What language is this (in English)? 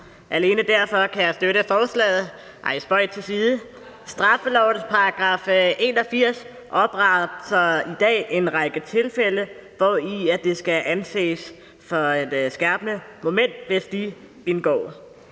Danish